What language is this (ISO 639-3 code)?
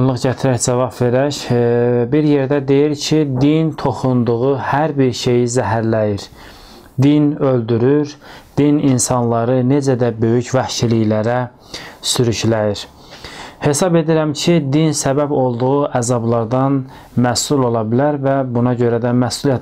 tur